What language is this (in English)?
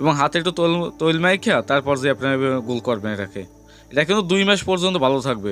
Turkish